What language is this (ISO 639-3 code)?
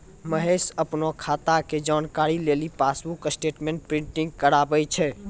mai